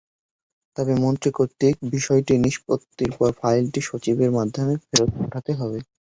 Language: Bangla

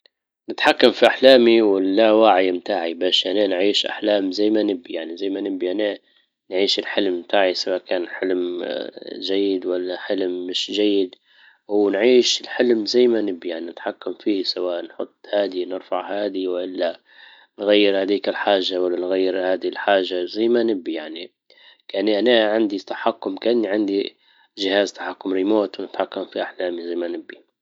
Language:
Libyan Arabic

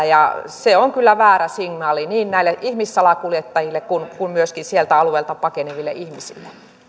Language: Finnish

